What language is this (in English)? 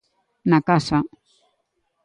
Galician